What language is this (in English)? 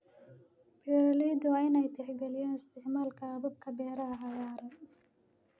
Somali